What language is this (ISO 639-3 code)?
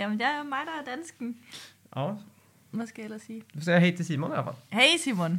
swe